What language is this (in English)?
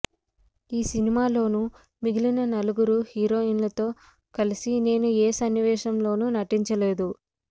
Telugu